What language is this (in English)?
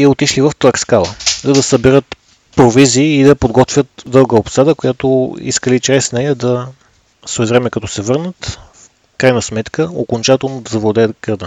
Bulgarian